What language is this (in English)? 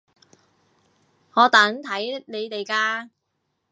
Cantonese